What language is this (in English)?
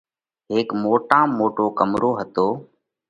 Parkari Koli